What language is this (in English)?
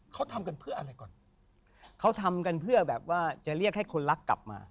Thai